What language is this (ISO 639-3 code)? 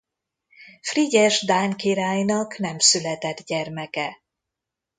hun